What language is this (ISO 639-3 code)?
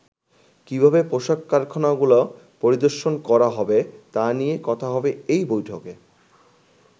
ben